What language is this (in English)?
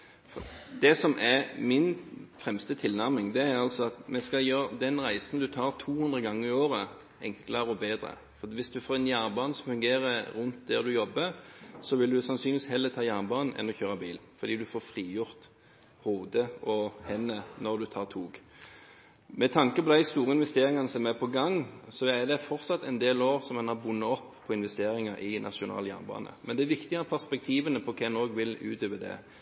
Norwegian Bokmål